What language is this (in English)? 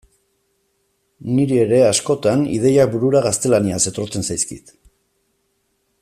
Basque